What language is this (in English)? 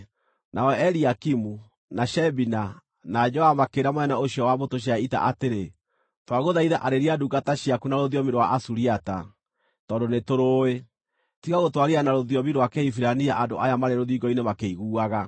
Kikuyu